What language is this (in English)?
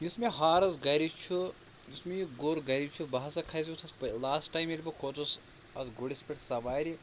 Kashmiri